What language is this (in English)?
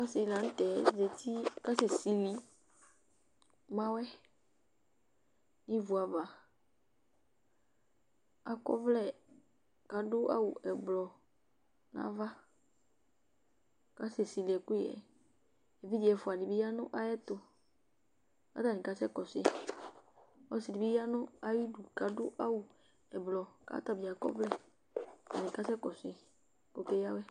Ikposo